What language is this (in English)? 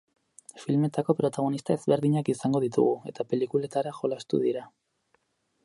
Basque